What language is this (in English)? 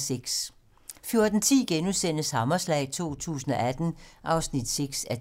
Danish